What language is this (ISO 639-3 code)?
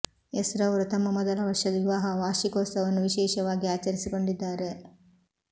kan